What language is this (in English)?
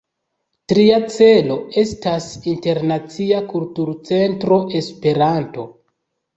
Esperanto